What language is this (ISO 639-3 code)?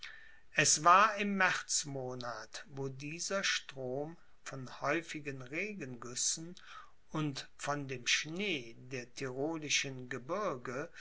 deu